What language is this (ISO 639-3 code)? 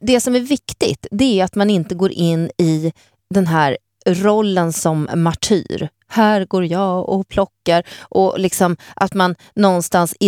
swe